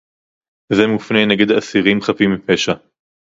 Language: Hebrew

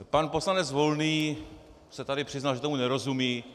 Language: Czech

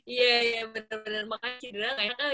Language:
Indonesian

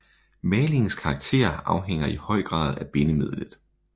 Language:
Danish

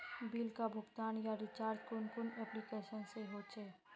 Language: Magahi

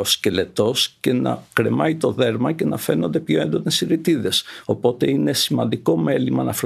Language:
Greek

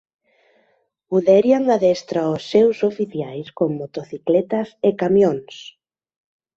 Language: Galician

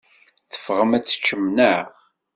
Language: Kabyle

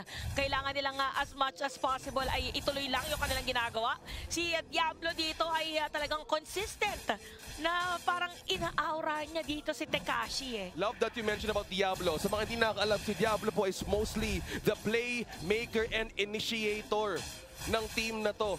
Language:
Filipino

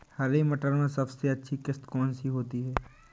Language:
Hindi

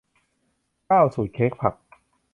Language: Thai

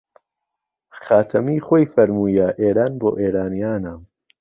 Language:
Central Kurdish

